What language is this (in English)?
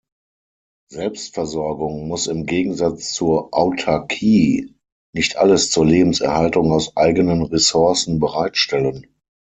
German